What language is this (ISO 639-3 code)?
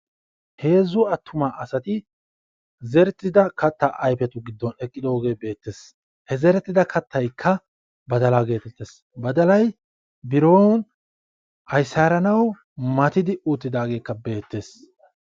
wal